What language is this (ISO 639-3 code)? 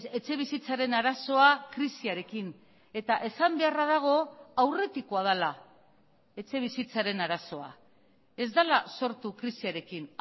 eus